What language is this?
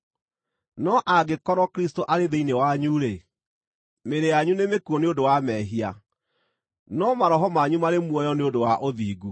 Kikuyu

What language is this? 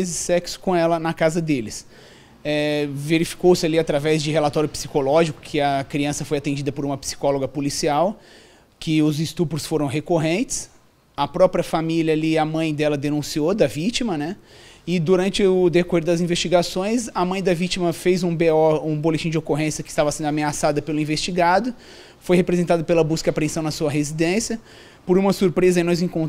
Portuguese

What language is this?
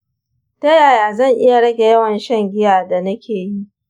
Hausa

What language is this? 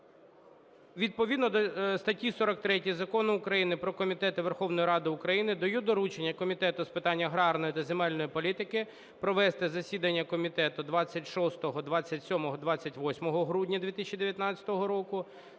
Ukrainian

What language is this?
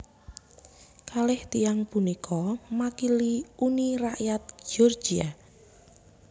Javanese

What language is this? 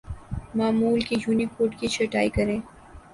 Urdu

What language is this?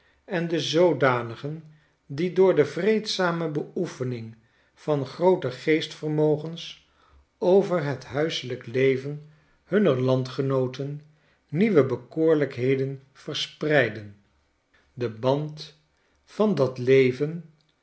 Dutch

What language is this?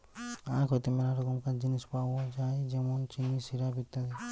Bangla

